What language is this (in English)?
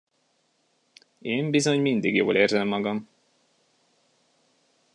Hungarian